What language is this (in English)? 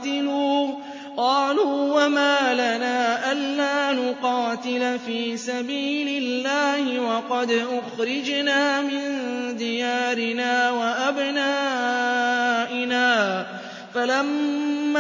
Arabic